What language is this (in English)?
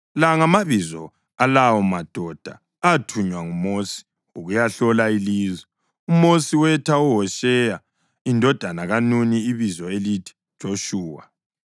North Ndebele